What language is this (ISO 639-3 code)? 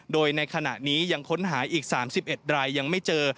tha